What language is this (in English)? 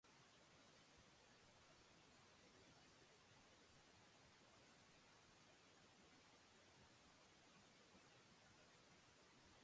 Basque